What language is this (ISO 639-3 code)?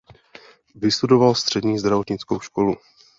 ces